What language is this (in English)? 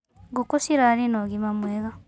Kikuyu